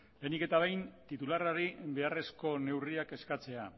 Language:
Basque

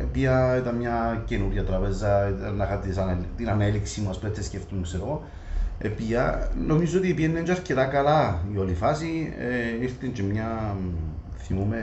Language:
Greek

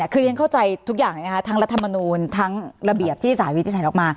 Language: Thai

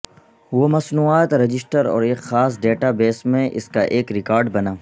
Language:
Urdu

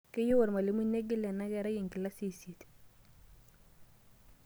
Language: Masai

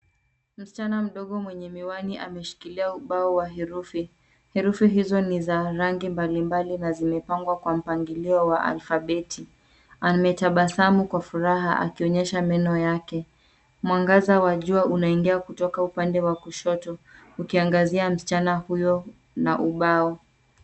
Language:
Swahili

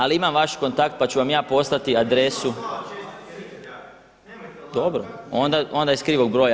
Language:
Croatian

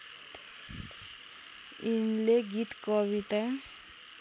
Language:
Nepali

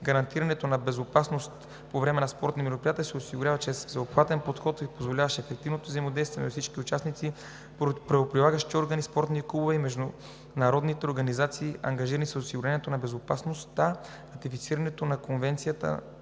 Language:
Bulgarian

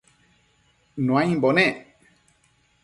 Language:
Matsés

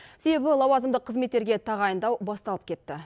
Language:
Kazakh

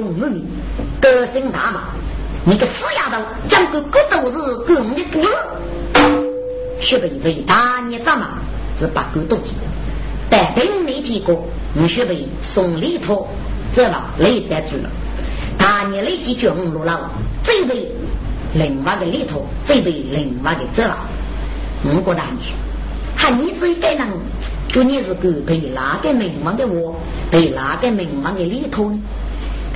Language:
Chinese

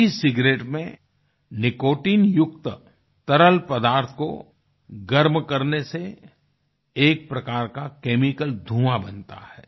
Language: Hindi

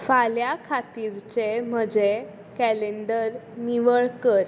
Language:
Konkani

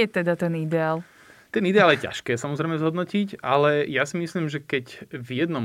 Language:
Slovak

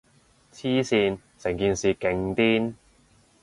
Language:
Cantonese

